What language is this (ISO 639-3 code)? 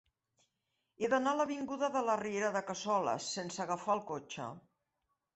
cat